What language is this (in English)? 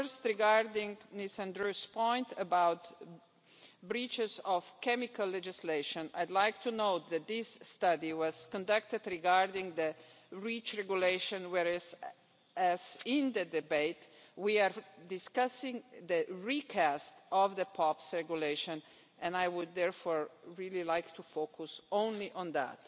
English